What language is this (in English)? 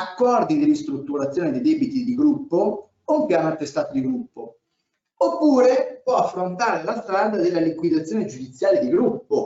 Italian